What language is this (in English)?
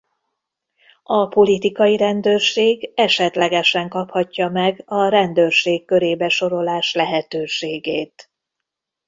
Hungarian